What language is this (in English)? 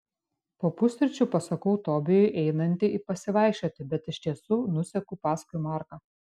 Lithuanian